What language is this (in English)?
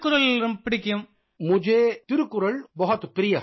Hindi